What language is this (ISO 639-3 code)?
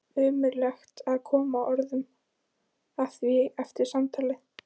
isl